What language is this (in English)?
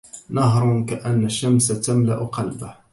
Arabic